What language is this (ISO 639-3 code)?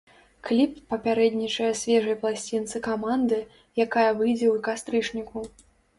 bel